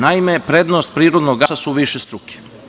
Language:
Serbian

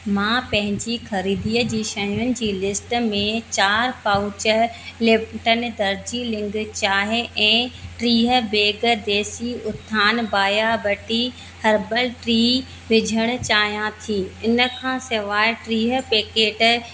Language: Sindhi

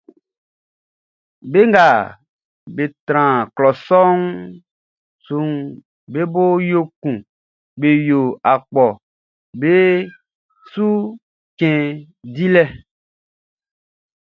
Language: Baoulé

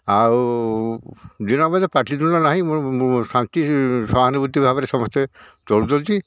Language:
Odia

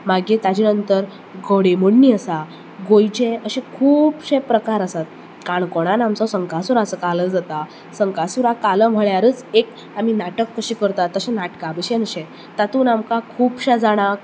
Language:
Konkani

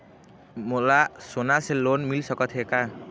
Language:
Chhattisgarhi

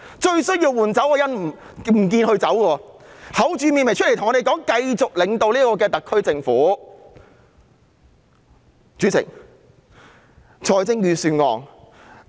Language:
Cantonese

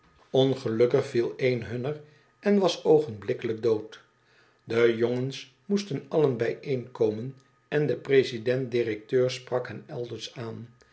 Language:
Dutch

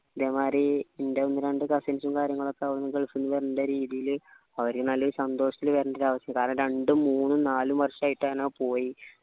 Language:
Malayalam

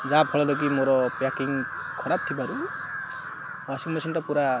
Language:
Odia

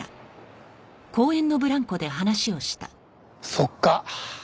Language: Japanese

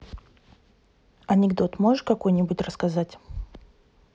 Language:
Russian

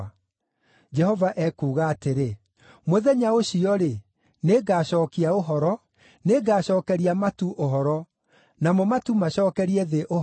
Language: Kikuyu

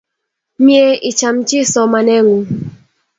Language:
Kalenjin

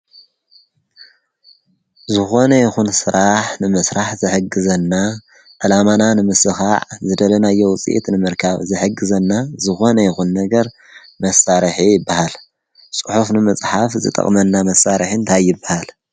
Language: Tigrinya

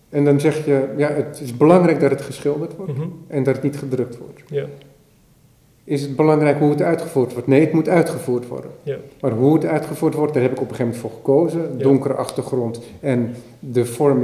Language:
Dutch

